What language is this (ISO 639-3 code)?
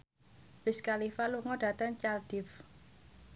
jav